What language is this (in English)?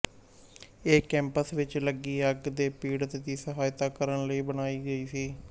Punjabi